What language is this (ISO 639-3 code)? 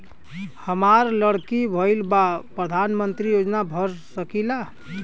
bho